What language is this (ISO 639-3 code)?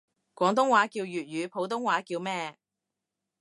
yue